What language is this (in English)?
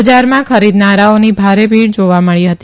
Gujarati